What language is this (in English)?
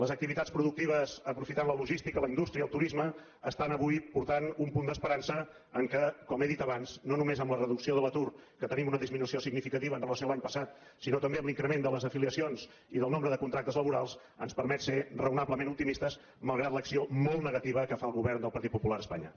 Catalan